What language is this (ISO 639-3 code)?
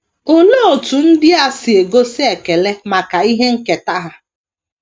ibo